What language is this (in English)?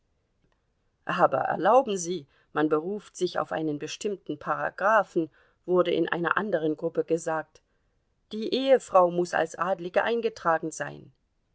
German